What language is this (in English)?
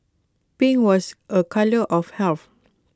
English